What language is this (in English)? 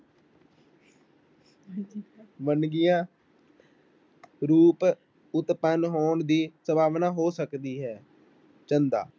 Punjabi